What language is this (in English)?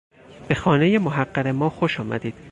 Persian